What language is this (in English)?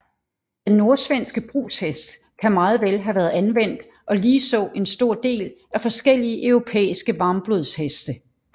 Danish